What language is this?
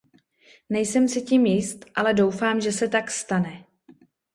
Czech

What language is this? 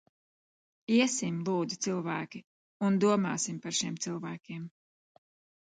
Latvian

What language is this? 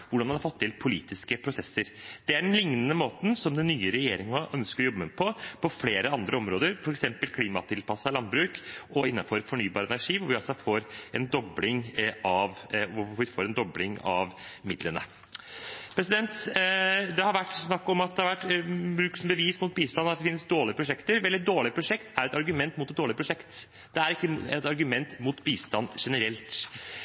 Norwegian Bokmål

